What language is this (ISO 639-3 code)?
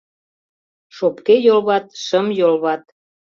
chm